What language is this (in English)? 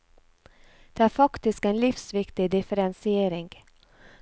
Norwegian